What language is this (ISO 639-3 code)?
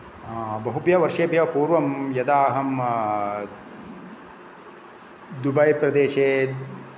san